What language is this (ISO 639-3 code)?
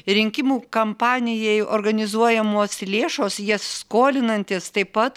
lit